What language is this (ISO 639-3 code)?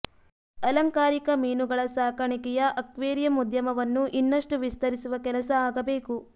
kan